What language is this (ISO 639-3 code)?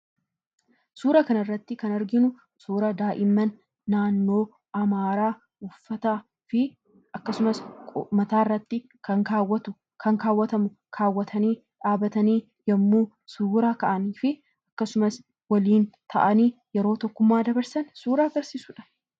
orm